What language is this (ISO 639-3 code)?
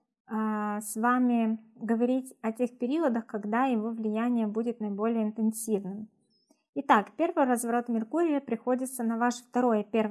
rus